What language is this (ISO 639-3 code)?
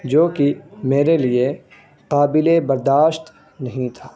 urd